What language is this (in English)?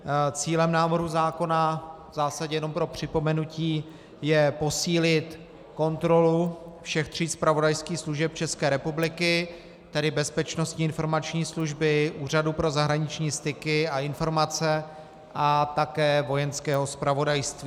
Czech